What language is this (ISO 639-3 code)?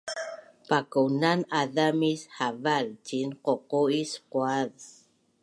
bnn